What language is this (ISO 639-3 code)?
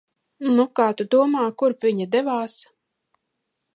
lav